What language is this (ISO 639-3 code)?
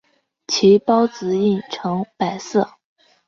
zho